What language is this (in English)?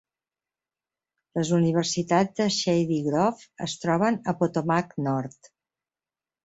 Catalan